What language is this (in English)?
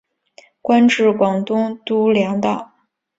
Chinese